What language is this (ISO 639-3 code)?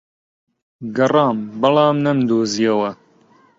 ckb